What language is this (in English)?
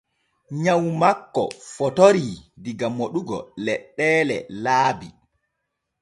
Borgu Fulfulde